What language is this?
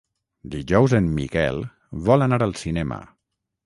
Catalan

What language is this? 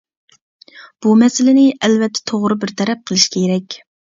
Uyghur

